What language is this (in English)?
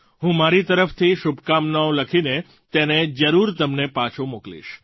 Gujarati